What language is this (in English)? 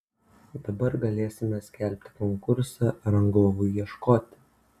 Lithuanian